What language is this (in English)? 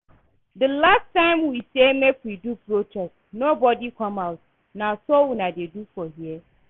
Nigerian Pidgin